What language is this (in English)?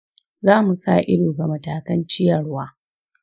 Hausa